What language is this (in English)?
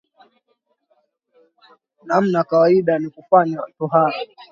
Swahili